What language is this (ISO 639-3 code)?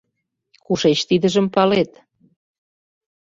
chm